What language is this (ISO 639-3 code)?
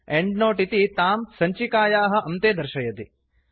san